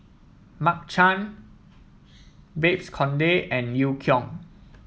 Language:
English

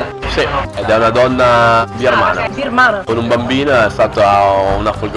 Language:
Italian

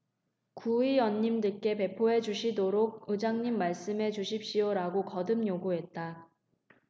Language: Korean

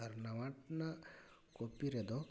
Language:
Santali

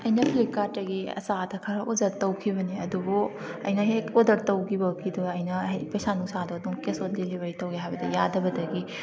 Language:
Manipuri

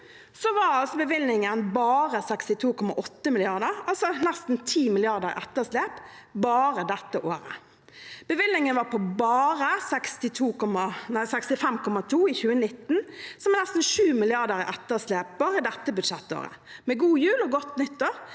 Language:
Norwegian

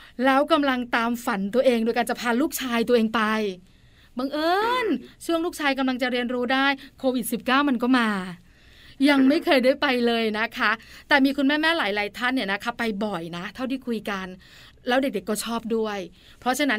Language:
Thai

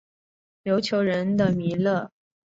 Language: Chinese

